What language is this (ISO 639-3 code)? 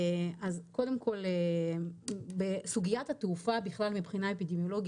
heb